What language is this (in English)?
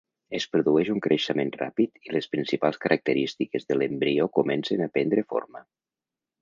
Catalan